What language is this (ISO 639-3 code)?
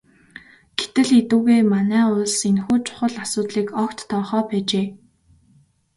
mon